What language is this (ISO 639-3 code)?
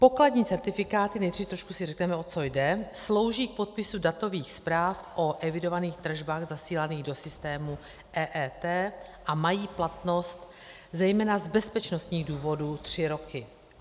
ces